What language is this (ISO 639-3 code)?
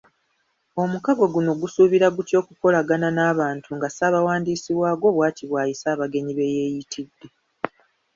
lug